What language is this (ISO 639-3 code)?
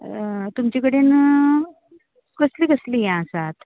kok